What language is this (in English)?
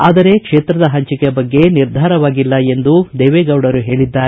Kannada